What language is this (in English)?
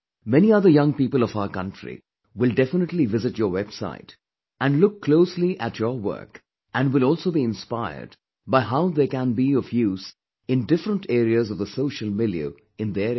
English